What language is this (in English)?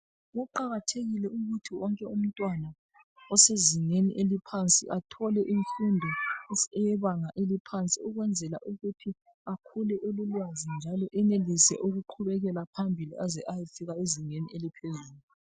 North Ndebele